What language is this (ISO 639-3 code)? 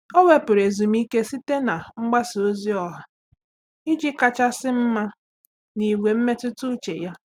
ibo